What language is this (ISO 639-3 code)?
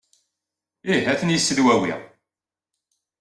kab